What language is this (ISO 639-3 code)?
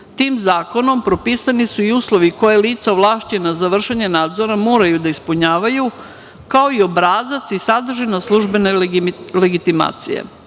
srp